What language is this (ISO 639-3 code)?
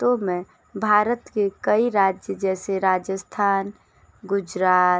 hin